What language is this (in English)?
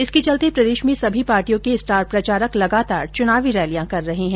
Hindi